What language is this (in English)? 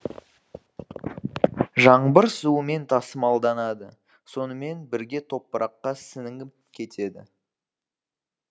Kazakh